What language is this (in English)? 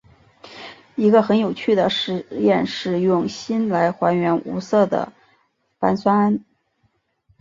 Chinese